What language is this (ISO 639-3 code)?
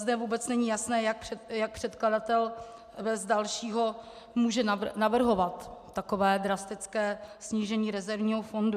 ces